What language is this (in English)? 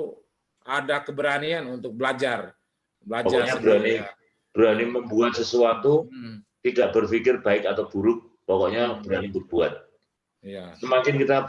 Indonesian